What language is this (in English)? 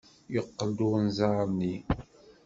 Kabyle